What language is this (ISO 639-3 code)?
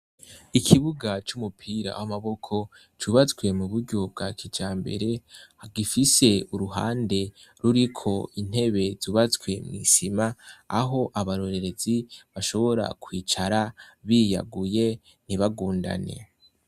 run